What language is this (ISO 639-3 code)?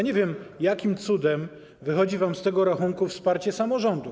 pol